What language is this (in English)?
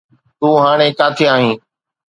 Sindhi